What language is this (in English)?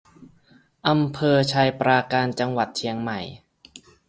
Thai